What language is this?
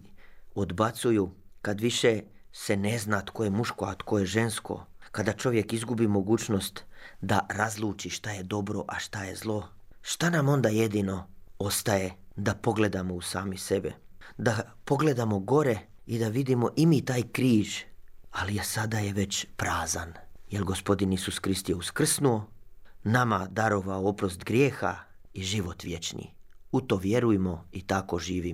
Croatian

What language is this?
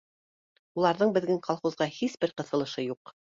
Bashkir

